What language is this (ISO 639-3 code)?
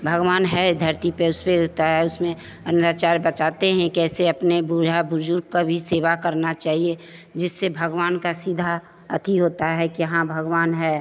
hin